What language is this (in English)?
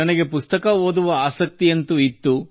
Kannada